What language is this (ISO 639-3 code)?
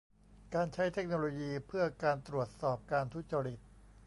tha